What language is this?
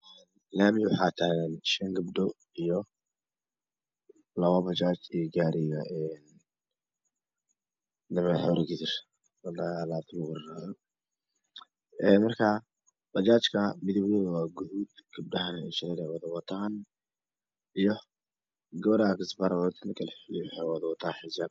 Somali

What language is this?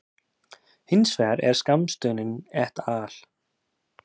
Icelandic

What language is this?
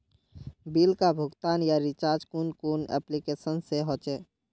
Magahi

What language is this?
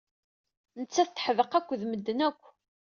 Kabyle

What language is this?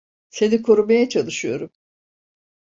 Turkish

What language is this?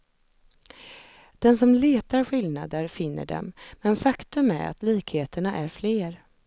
Swedish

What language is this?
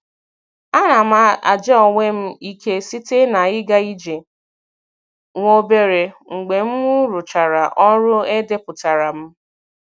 Igbo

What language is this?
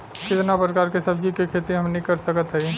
Bhojpuri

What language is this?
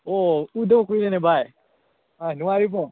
Manipuri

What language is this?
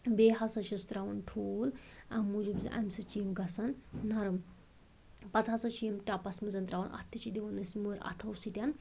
Kashmiri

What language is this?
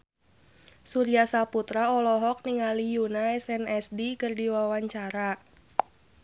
Sundanese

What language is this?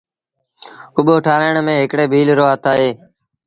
Sindhi Bhil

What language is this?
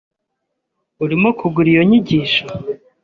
Kinyarwanda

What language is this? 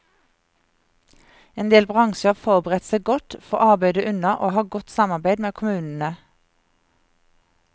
Norwegian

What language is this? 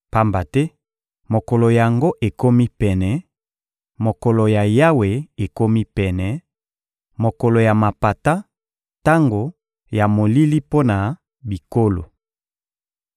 Lingala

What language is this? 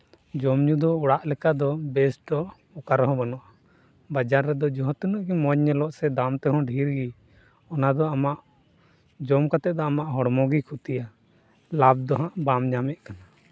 Santali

